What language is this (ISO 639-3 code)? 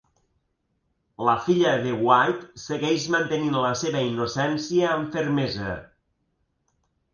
cat